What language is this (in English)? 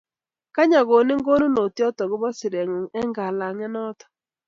Kalenjin